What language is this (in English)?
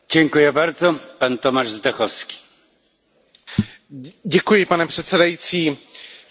Czech